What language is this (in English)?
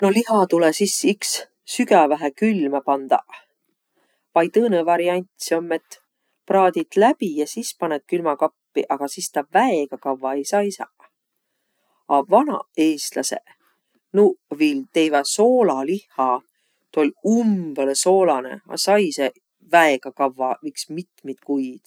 Võro